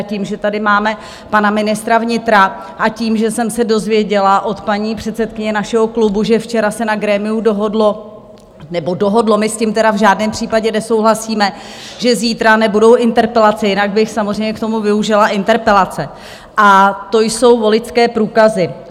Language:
Czech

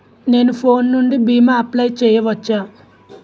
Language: Telugu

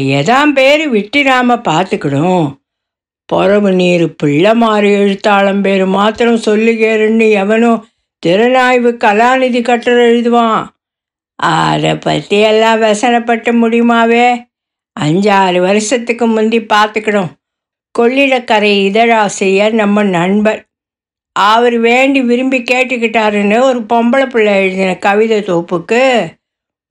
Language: Tamil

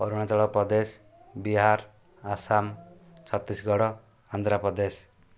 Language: Odia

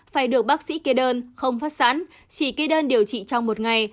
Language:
Vietnamese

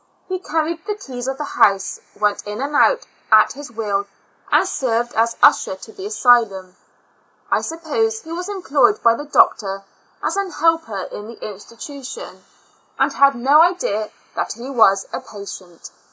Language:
English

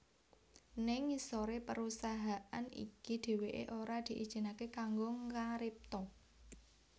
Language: Javanese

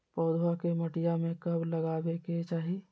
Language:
Magahi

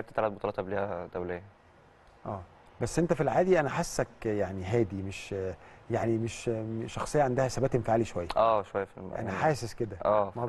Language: Arabic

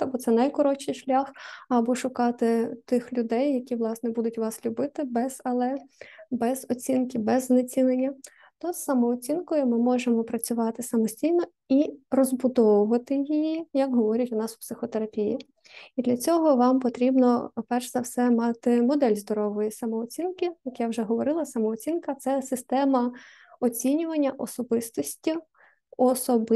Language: Ukrainian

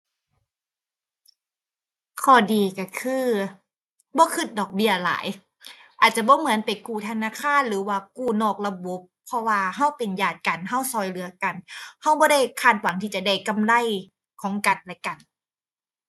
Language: Thai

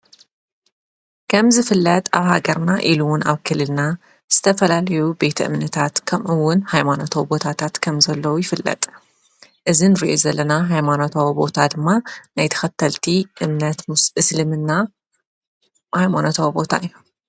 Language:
Tigrinya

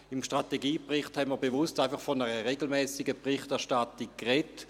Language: Swiss German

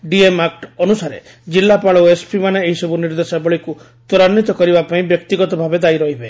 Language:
Odia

